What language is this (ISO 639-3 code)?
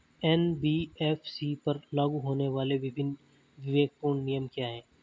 hin